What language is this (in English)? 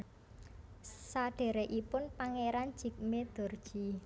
Javanese